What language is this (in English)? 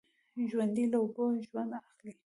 Pashto